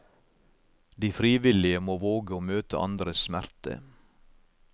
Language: Norwegian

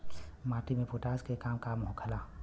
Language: Bhojpuri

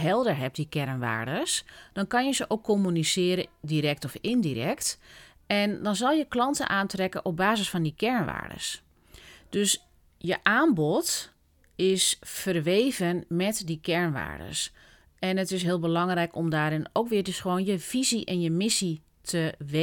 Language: Dutch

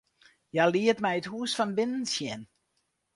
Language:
Western Frisian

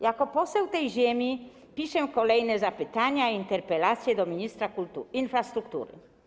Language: Polish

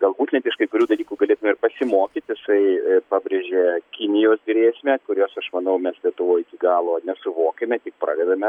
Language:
Lithuanian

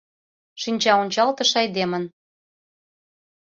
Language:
Mari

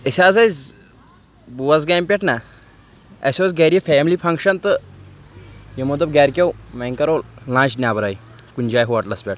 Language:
Kashmiri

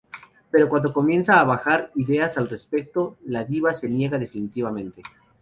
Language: Spanish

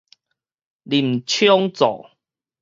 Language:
Min Nan Chinese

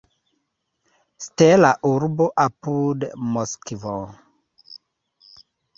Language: Esperanto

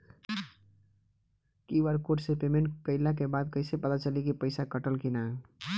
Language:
Bhojpuri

